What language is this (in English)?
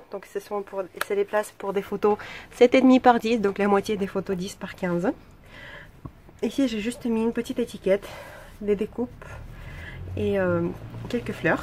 French